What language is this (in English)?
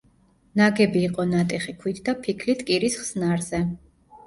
Georgian